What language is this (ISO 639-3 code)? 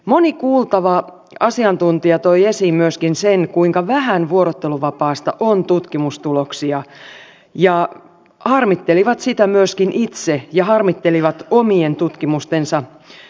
fin